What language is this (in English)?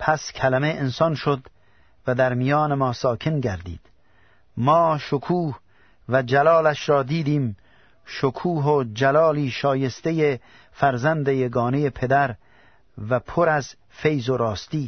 Persian